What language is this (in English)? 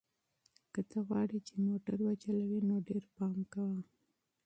Pashto